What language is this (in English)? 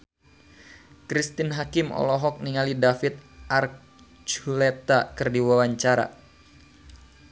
Sundanese